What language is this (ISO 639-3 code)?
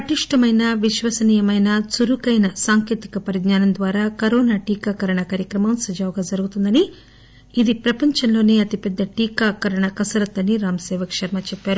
tel